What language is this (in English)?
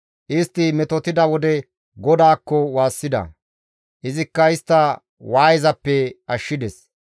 Gamo